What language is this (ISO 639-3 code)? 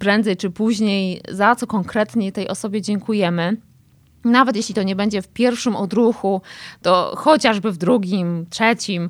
pol